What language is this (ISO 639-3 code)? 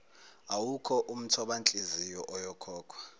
zul